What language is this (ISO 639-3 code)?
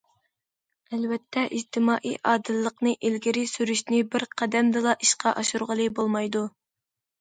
uig